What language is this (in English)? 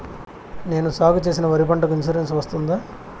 Telugu